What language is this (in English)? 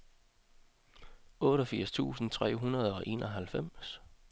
Danish